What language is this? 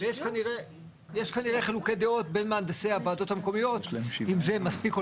Hebrew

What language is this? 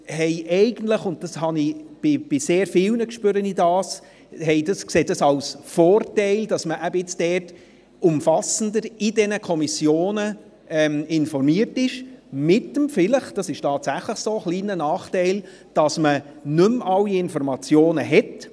Swiss German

